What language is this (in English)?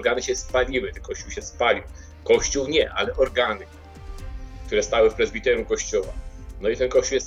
Polish